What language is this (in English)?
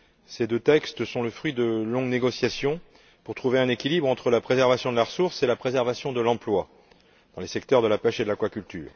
French